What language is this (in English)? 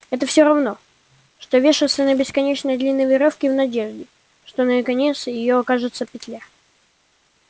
Russian